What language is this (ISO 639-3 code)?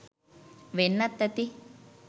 sin